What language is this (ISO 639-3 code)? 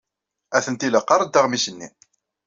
kab